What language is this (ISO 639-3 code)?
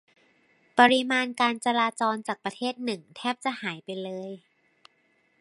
tha